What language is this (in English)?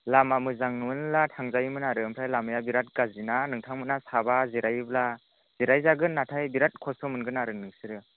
Bodo